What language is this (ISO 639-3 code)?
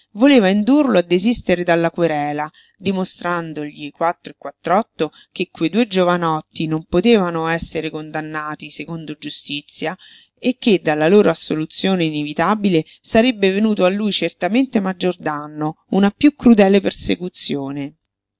ita